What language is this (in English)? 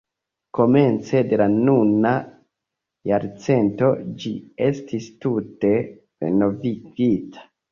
Esperanto